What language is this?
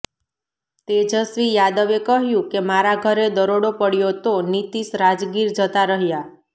Gujarati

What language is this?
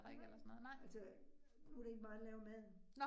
Danish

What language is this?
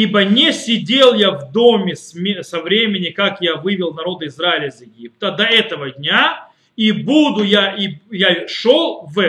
Russian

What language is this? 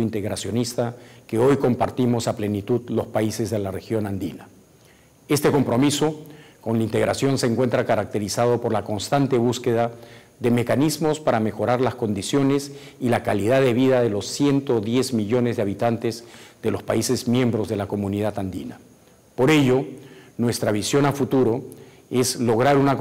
Spanish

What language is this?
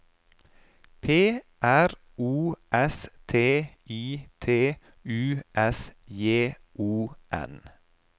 Norwegian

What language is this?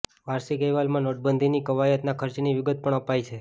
Gujarati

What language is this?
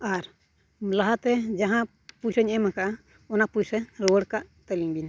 Santali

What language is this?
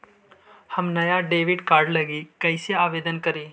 Magahi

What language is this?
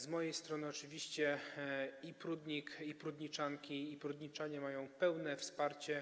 Polish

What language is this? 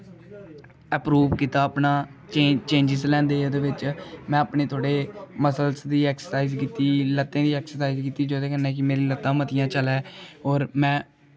Dogri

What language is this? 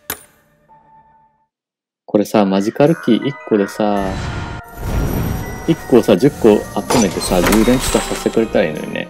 Japanese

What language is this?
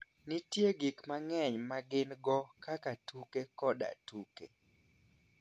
Luo (Kenya and Tanzania)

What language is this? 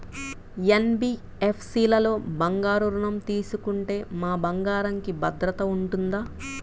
Telugu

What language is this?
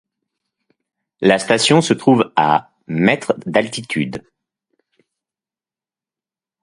French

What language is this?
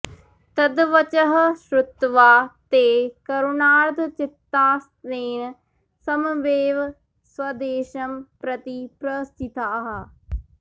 Sanskrit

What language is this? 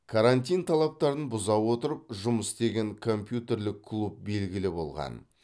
Kazakh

